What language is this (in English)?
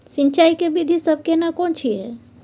Maithili